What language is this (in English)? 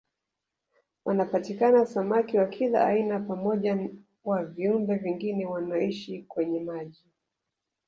Swahili